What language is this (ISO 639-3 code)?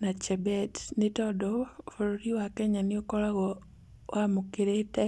kik